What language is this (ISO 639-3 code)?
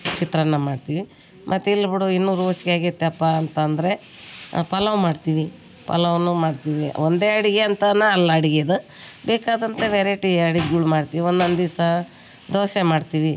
kan